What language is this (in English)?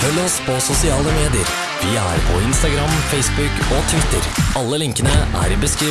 Norwegian